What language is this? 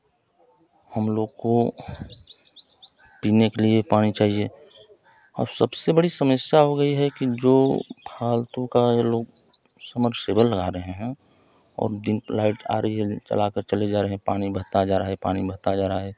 Hindi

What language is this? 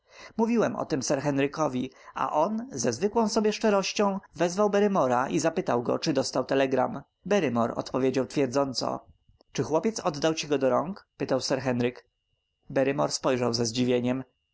Polish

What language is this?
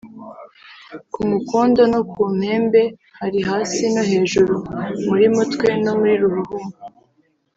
Kinyarwanda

